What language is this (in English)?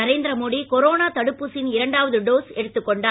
Tamil